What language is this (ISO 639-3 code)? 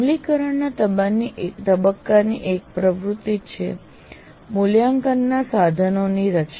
guj